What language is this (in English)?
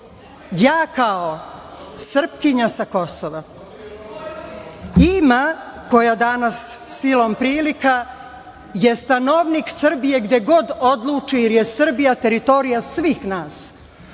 Serbian